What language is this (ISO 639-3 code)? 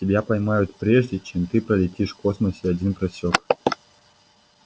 rus